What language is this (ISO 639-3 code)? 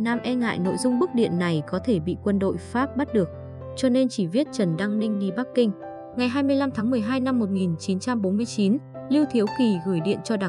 vie